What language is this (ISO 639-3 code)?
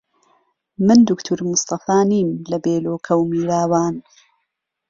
ckb